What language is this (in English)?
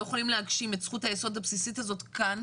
Hebrew